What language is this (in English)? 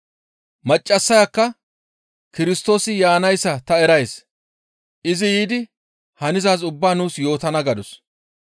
Gamo